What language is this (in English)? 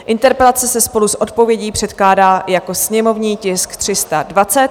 Czech